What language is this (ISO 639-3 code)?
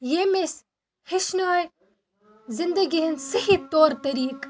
kas